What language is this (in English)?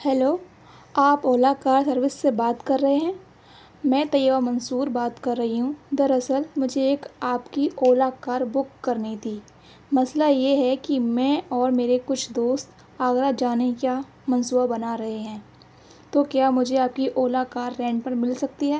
Urdu